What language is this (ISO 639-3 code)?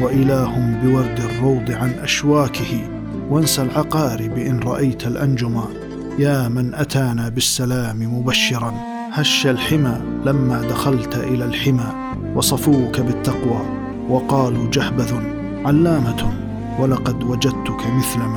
ara